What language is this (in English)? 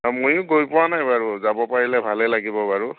Assamese